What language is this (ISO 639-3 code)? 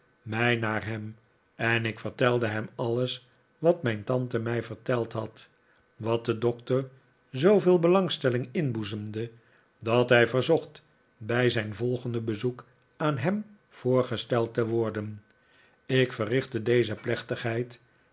nld